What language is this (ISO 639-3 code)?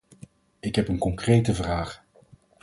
nld